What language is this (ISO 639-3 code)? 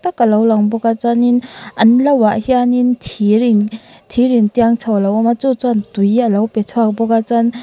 lus